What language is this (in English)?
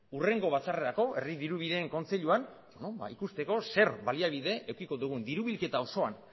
Basque